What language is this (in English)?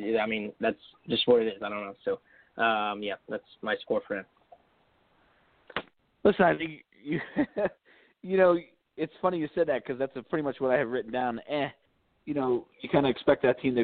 English